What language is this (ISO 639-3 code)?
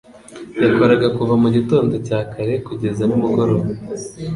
kin